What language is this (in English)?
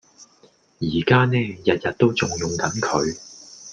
Cantonese